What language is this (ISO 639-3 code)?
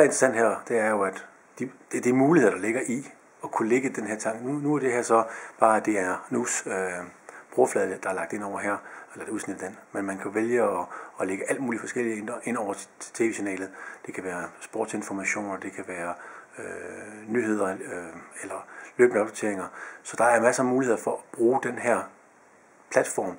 dan